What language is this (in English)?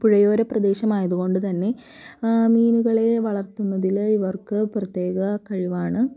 Malayalam